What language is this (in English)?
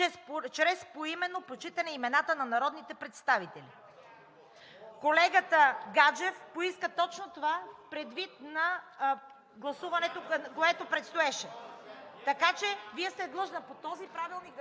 Bulgarian